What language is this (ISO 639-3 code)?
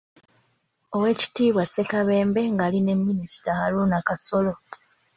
lug